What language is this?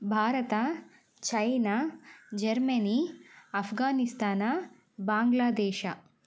Kannada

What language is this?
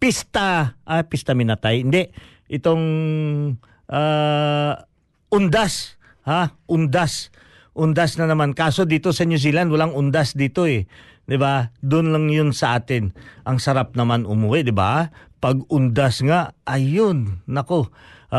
Filipino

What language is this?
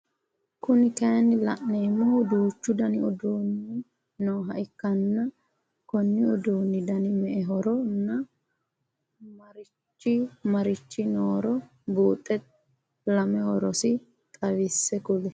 Sidamo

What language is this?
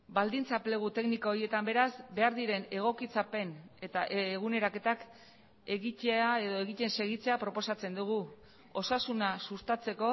Basque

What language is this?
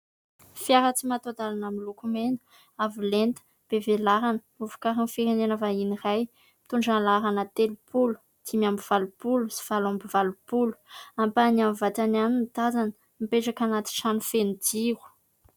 Malagasy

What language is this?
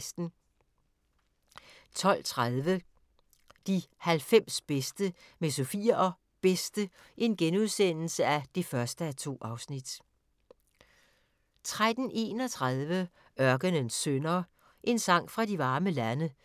Danish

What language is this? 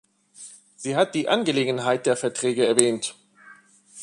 German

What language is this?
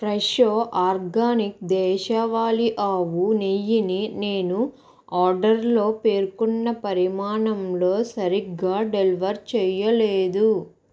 Telugu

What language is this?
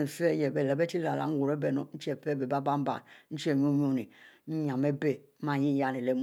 Mbe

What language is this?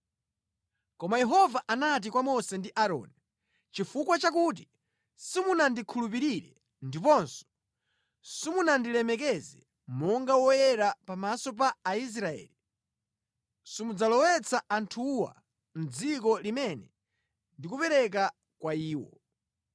Nyanja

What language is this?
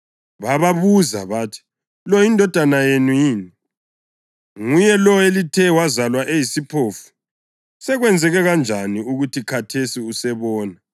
North Ndebele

